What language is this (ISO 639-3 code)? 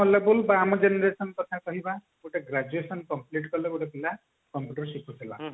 ori